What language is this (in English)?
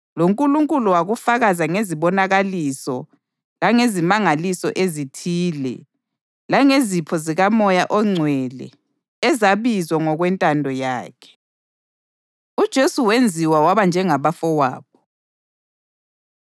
North Ndebele